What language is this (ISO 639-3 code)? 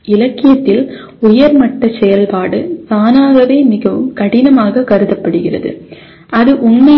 tam